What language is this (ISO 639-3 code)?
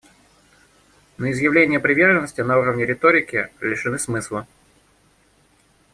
rus